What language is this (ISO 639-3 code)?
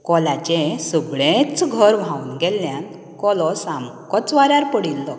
kok